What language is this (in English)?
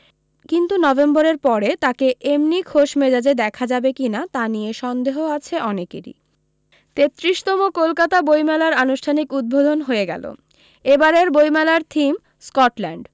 Bangla